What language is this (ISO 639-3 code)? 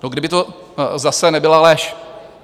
ces